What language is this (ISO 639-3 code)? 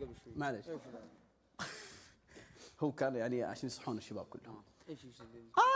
ara